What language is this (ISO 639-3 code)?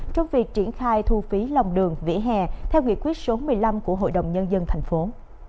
vie